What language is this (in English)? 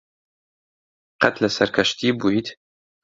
Central Kurdish